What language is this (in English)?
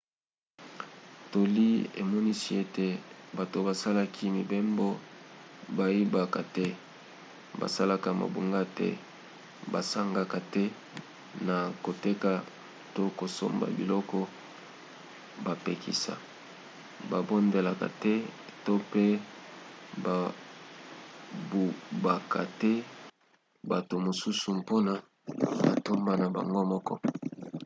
Lingala